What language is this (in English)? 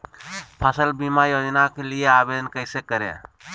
Magahi